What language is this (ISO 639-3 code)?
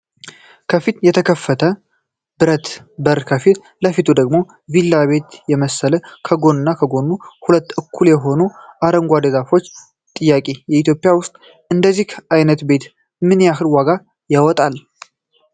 amh